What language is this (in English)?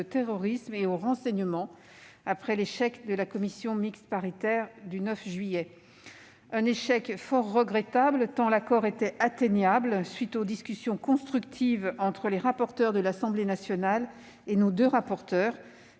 French